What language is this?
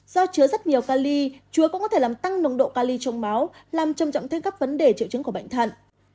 Vietnamese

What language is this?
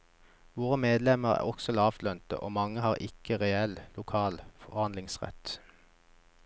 Norwegian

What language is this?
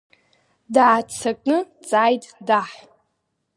Abkhazian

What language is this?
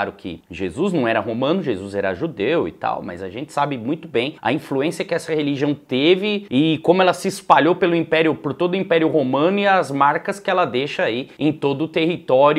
Portuguese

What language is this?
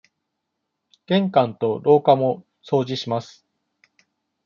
Japanese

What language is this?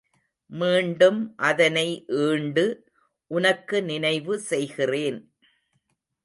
Tamil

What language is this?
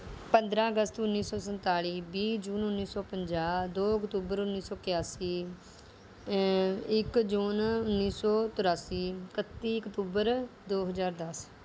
Punjabi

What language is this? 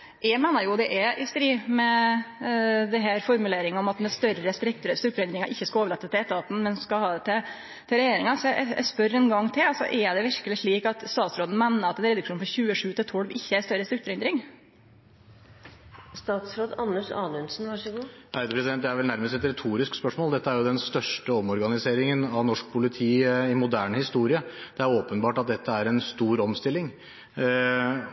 Norwegian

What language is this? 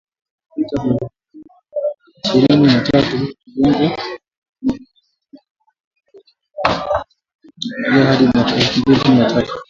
Swahili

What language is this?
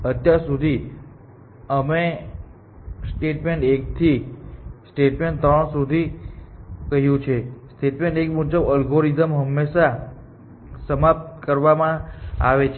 Gujarati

